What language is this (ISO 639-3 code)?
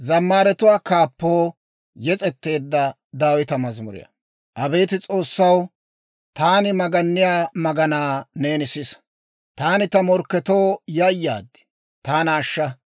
dwr